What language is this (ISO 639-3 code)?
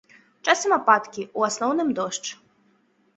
bel